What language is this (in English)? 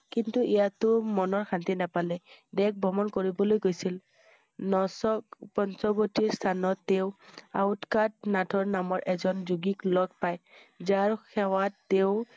Assamese